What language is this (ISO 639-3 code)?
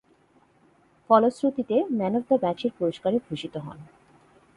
ben